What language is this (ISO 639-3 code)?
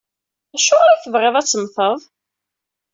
kab